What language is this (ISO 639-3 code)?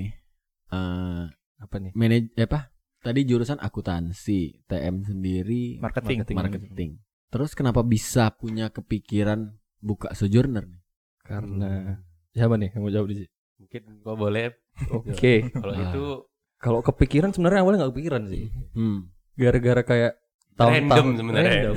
ind